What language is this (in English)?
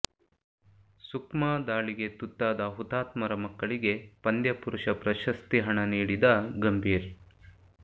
Kannada